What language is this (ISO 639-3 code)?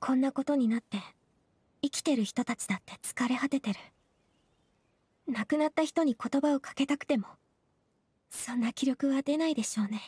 jpn